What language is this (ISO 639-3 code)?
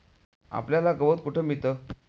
mar